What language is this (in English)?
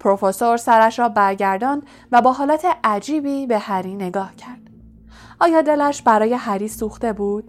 Persian